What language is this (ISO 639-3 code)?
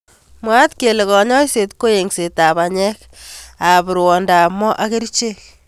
kln